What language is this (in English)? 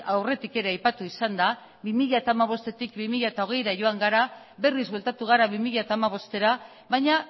Basque